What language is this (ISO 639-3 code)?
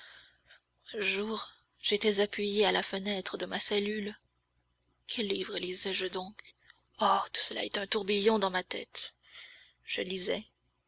fra